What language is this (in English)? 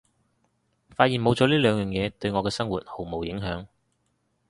Cantonese